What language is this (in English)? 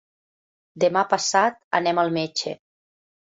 Catalan